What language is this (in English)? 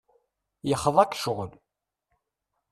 Kabyle